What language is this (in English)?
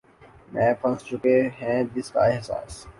Urdu